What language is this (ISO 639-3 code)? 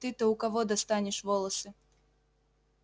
rus